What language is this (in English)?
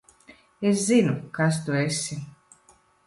Latvian